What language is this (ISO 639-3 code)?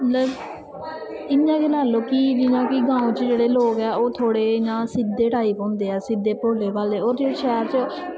doi